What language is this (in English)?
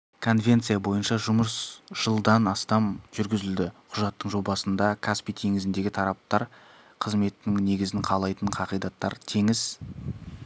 Kazakh